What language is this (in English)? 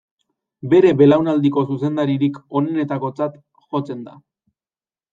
Basque